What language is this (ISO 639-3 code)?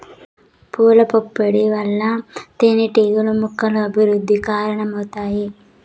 tel